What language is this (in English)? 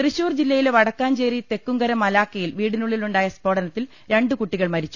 Malayalam